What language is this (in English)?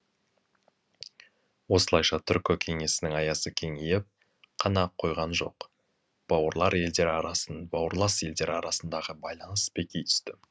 Kazakh